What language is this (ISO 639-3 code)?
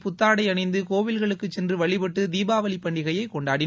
tam